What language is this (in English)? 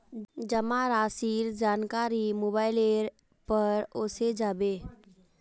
Magahi